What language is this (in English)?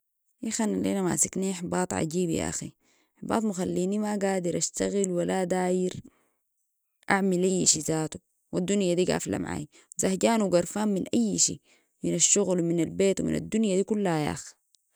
Sudanese Arabic